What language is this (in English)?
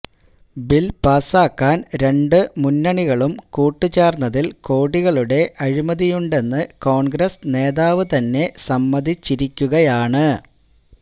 Malayalam